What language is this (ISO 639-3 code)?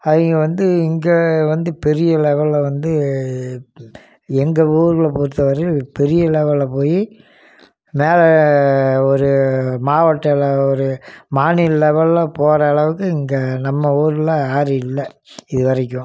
tam